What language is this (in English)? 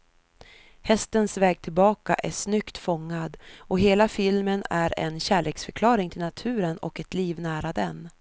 Swedish